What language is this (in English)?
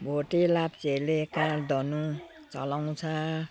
Nepali